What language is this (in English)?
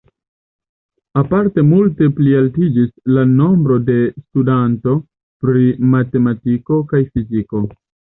Esperanto